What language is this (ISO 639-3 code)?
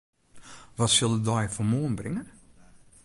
fry